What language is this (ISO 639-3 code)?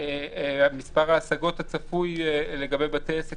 heb